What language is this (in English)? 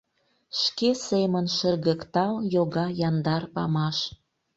Mari